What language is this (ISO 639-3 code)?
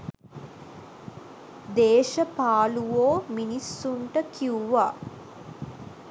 sin